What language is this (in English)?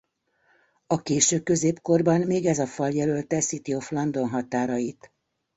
Hungarian